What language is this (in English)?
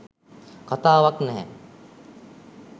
Sinhala